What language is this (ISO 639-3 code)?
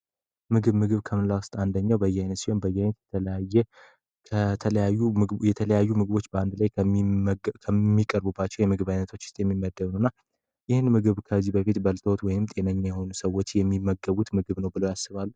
amh